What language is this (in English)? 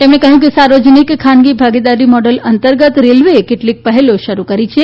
Gujarati